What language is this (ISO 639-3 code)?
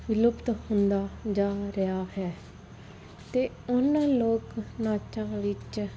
pan